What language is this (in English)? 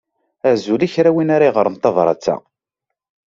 Kabyle